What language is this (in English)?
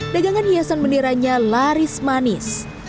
Indonesian